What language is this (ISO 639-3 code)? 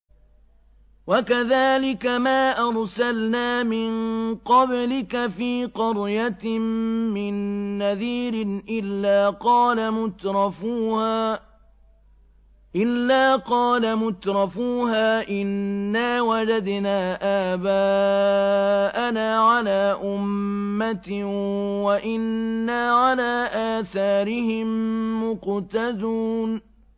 ara